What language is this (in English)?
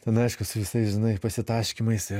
Lithuanian